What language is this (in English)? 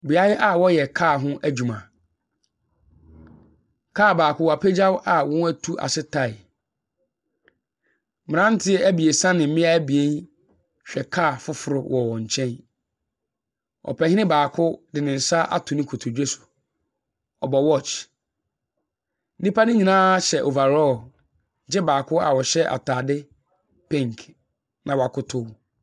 Akan